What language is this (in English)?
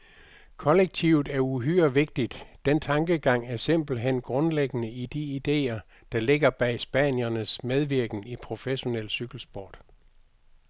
Danish